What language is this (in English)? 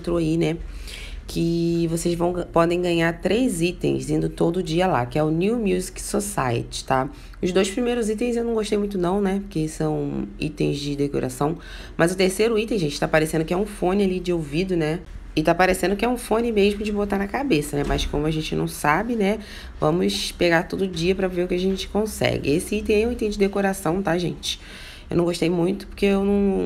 Portuguese